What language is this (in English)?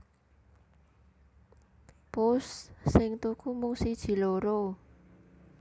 Javanese